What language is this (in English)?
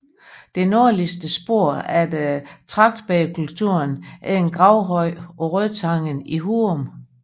Danish